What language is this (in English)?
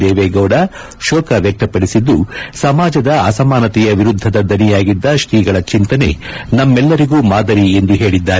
Kannada